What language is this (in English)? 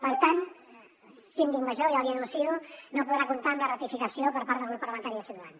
Catalan